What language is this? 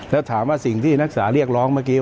Thai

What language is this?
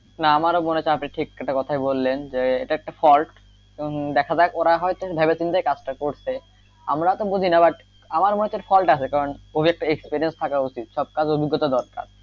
Bangla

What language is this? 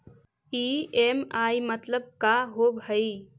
Magahi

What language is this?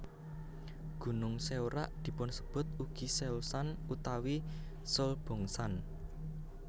Javanese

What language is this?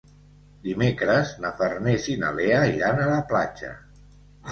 Catalan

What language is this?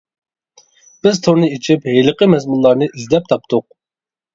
Uyghur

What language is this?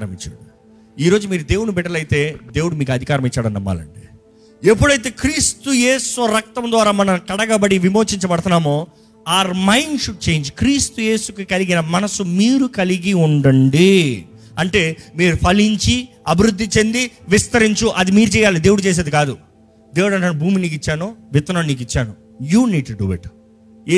Telugu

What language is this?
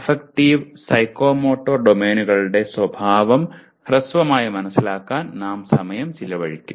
Malayalam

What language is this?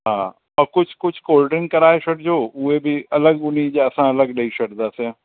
Sindhi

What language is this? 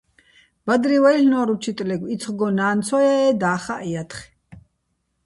Bats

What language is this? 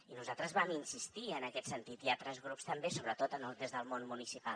Catalan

